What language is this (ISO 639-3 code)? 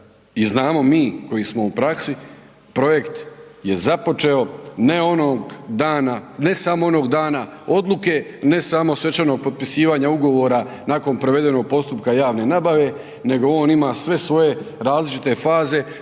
hrv